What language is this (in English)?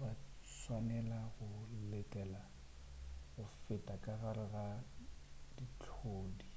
Northern Sotho